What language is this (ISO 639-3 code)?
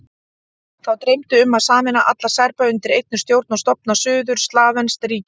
isl